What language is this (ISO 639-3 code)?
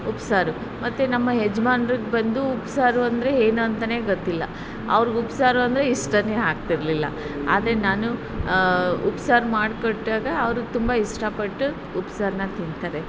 kan